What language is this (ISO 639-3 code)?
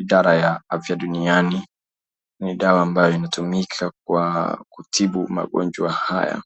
swa